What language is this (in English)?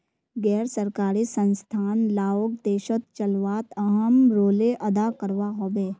Magahi